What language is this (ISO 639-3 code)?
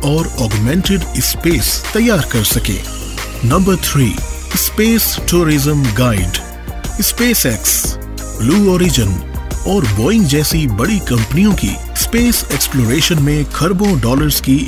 hin